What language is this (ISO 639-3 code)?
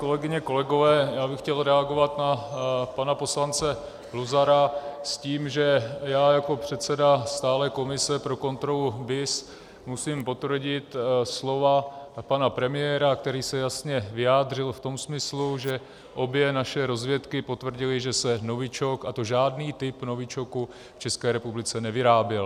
ces